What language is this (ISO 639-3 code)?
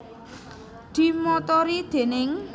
jav